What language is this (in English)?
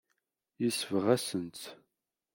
Kabyle